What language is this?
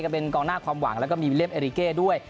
Thai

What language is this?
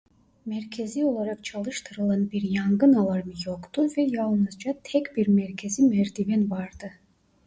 Turkish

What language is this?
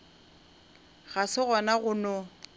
Northern Sotho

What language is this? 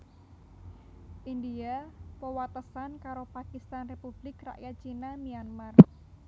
Javanese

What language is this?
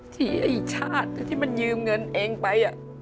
Thai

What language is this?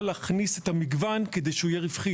Hebrew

